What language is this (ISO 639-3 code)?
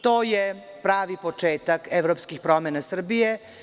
srp